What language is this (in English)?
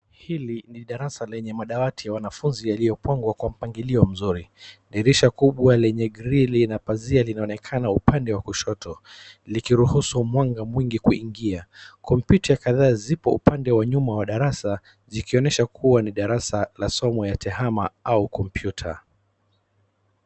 Swahili